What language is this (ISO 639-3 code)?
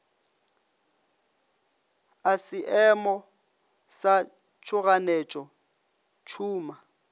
nso